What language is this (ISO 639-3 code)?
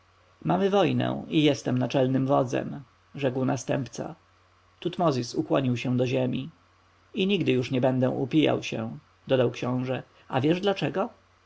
pol